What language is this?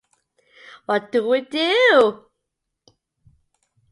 English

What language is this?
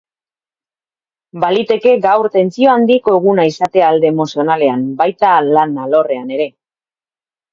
Basque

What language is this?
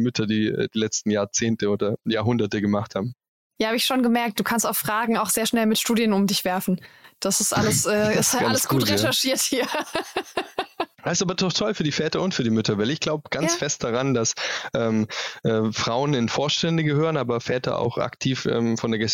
German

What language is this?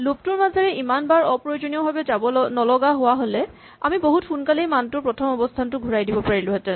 Assamese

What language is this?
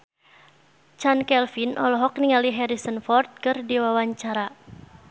Sundanese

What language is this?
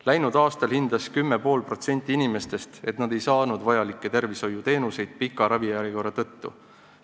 Estonian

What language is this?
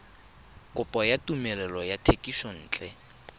Tswana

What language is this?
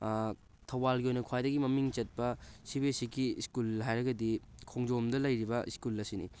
Manipuri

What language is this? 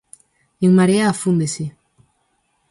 Galician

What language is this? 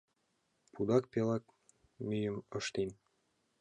Mari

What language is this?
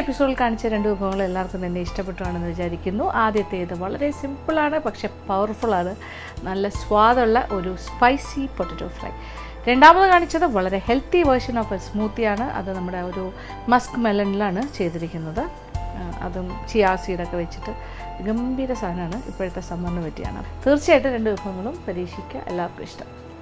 Malayalam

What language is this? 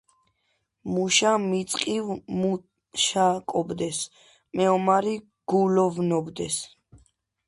Georgian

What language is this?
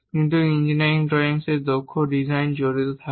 Bangla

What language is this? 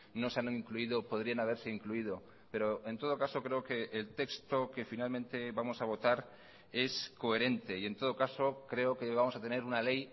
Spanish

